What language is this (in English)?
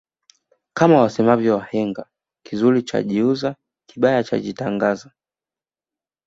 Swahili